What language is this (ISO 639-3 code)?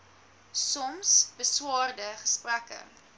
afr